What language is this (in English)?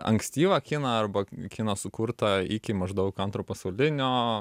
Lithuanian